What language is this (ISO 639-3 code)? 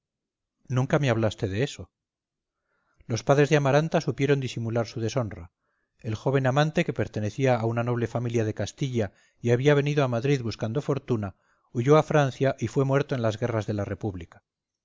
spa